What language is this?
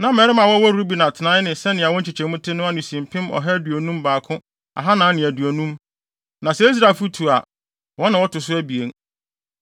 Akan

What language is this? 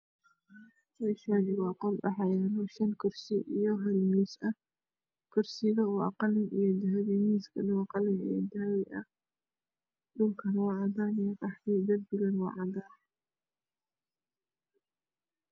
Somali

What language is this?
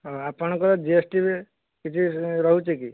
Odia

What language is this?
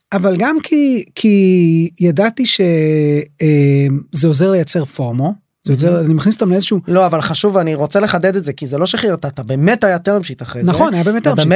Hebrew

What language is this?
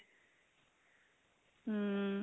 Punjabi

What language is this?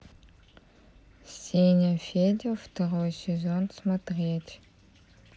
Russian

